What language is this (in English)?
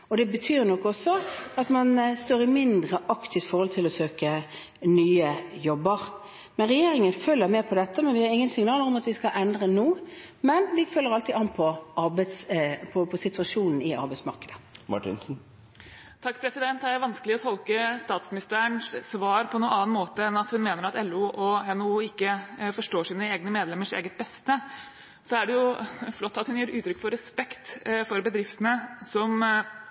Norwegian Bokmål